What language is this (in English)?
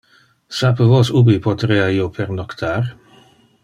Interlingua